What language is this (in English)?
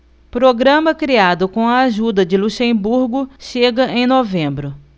Portuguese